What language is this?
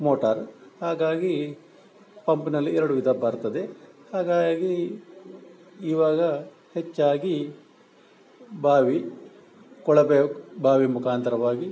Kannada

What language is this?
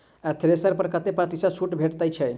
Maithili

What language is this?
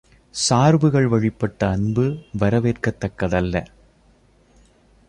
Tamil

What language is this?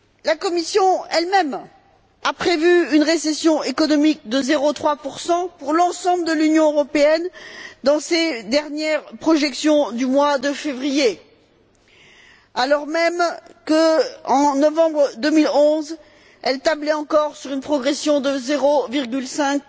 French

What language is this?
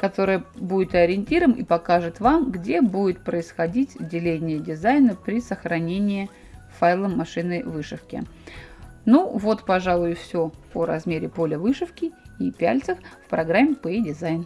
Russian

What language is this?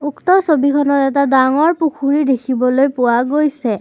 Assamese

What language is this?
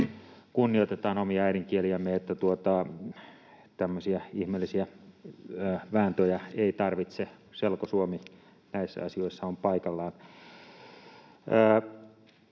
Finnish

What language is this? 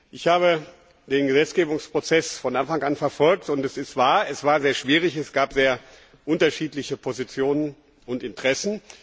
German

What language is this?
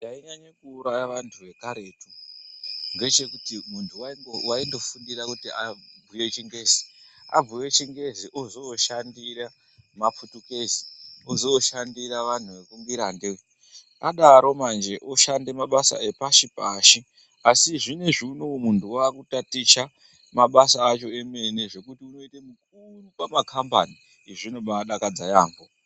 Ndau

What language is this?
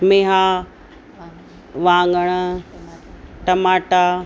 Sindhi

